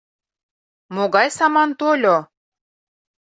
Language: Mari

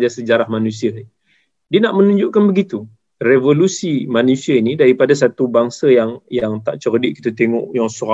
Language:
Malay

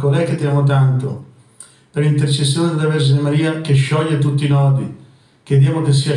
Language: Italian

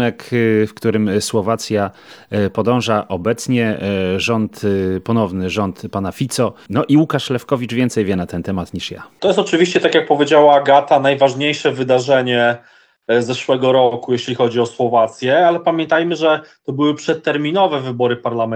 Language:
Polish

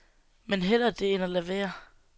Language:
Danish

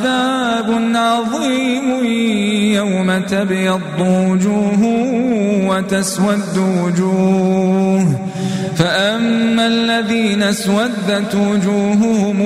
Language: Arabic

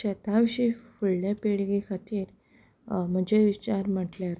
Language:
Konkani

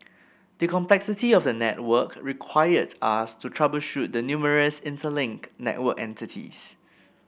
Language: English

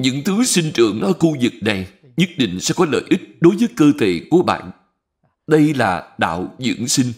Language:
Vietnamese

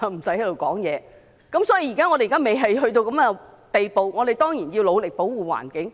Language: Cantonese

